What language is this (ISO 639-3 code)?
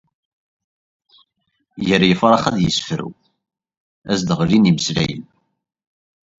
kab